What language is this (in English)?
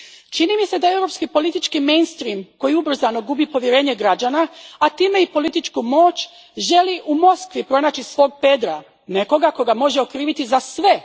Croatian